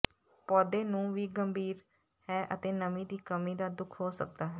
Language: Punjabi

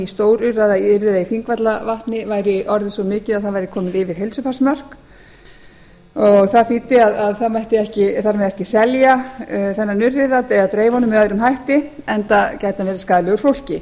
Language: Icelandic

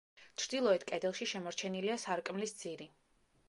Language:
Georgian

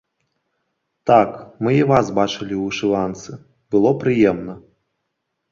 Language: Belarusian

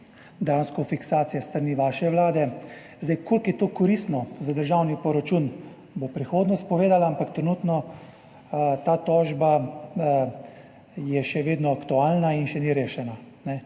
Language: Slovenian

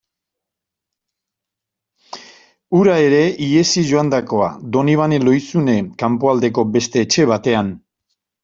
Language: Basque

